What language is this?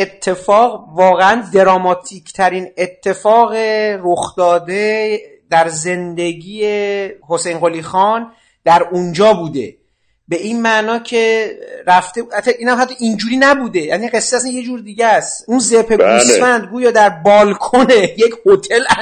Persian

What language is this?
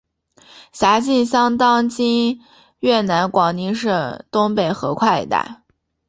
Chinese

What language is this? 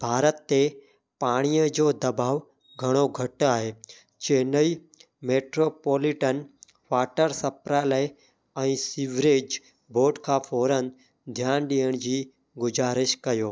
Sindhi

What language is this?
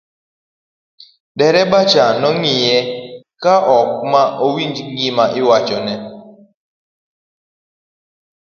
Luo (Kenya and Tanzania)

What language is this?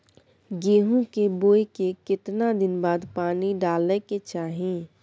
Maithili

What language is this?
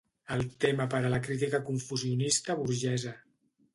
Catalan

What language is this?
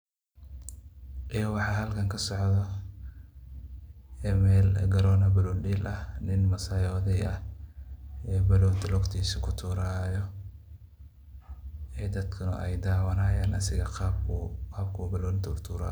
Somali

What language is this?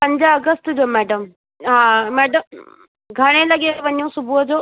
Sindhi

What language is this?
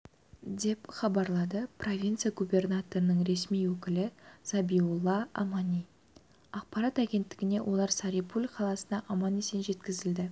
Kazakh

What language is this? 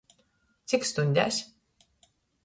Latgalian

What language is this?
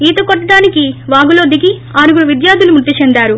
Telugu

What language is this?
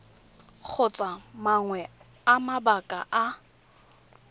Tswana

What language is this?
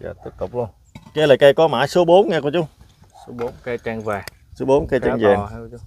Vietnamese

